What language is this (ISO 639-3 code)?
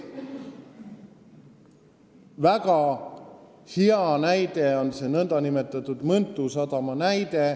est